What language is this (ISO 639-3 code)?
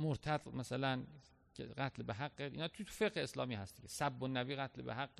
fas